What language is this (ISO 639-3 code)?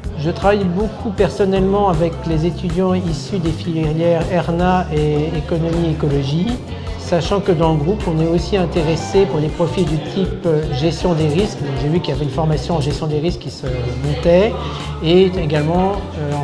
fra